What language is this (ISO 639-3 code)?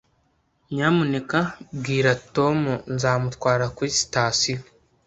kin